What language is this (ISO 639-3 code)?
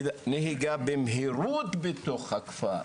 heb